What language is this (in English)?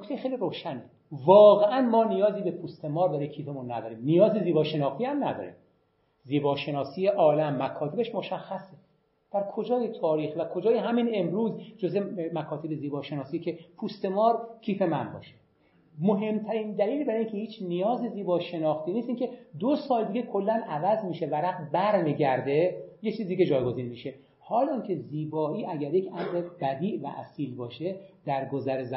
Persian